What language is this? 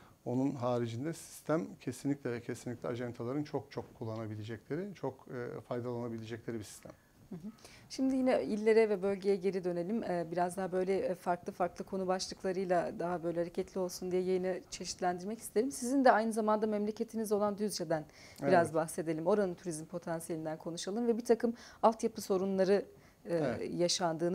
Turkish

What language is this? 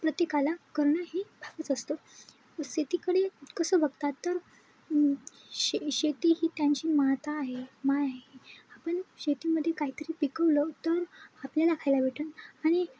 Marathi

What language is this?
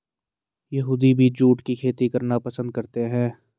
Hindi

